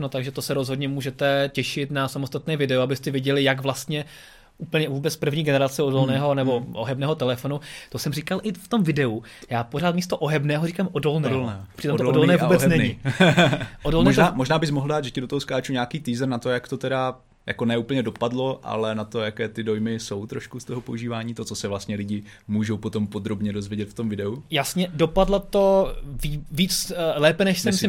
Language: Czech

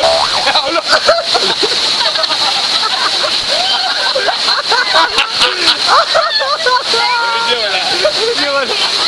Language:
Czech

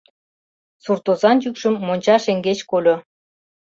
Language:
Mari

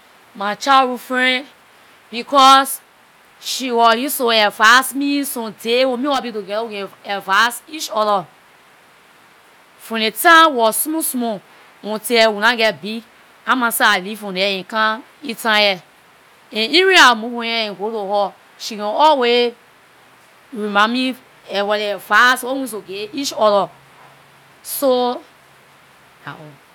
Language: Liberian English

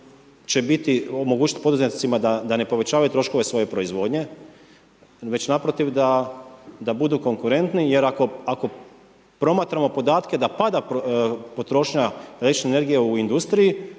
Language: Croatian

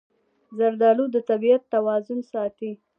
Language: Pashto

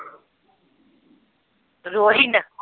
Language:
Punjabi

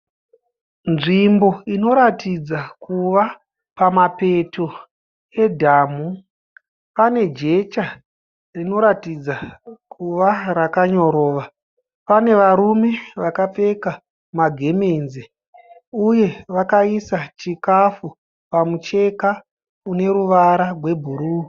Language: Shona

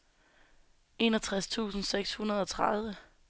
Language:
Danish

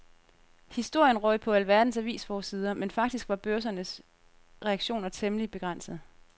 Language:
Danish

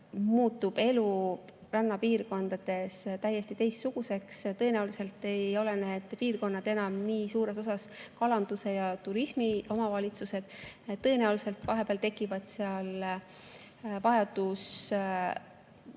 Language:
Estonian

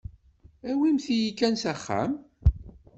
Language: Kabyle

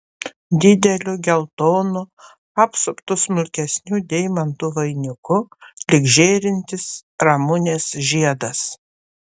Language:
Lithuanian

